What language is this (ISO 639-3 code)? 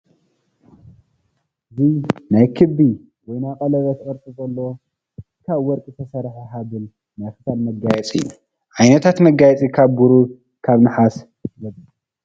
tir